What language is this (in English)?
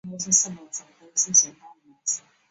Chinese